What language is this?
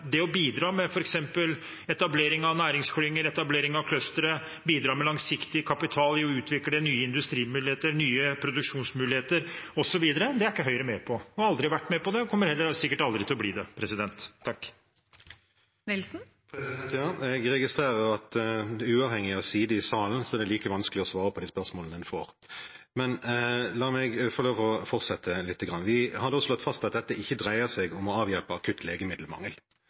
Norwegian Bokmål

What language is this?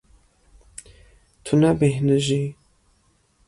Kurdish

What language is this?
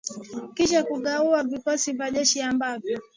Swahili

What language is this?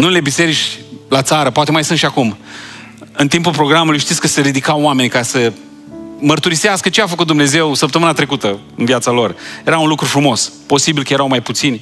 Romanian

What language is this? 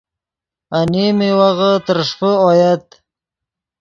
Yidgha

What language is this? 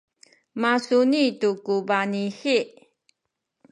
Sakizaya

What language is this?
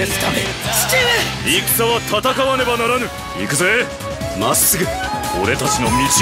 Japanese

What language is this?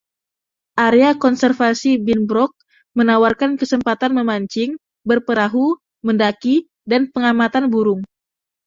Indonesian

